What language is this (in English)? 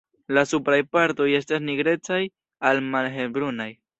Esperanto